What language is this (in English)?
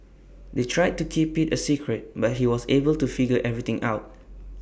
English